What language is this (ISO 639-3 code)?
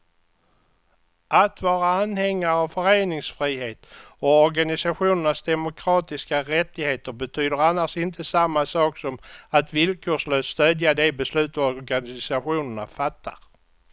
swe